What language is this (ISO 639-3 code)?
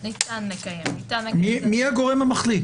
heb